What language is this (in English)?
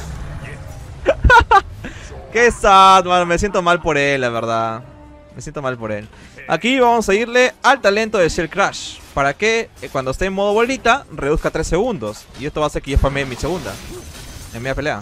Spanish